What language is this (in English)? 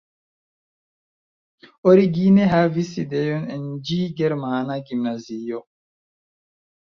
Esperanto